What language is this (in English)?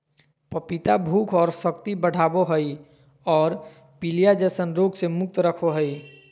Magahi